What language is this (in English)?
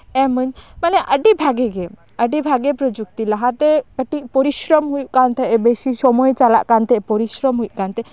Santali